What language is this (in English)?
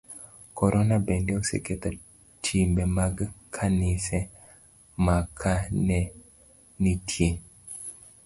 Luo (Kenya and Tanzania)